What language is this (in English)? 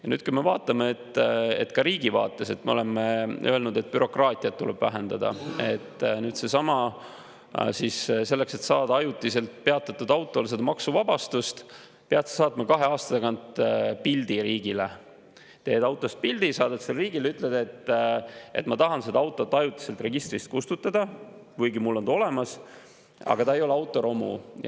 Estonian